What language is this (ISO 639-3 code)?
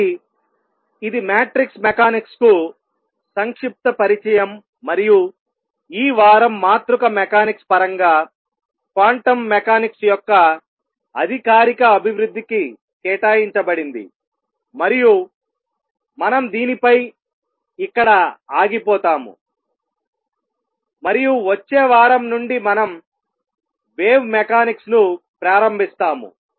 tel